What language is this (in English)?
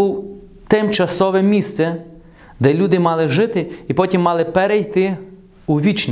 Ukrainian